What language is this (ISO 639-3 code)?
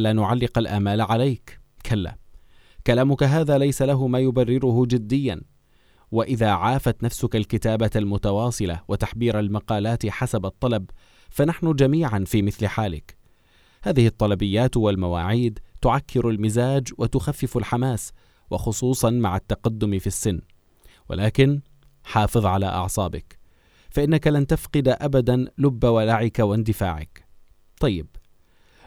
ara